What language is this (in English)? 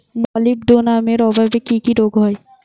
Bangla